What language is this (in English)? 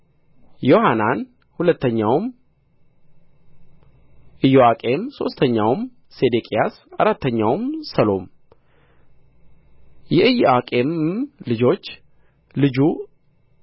Amharic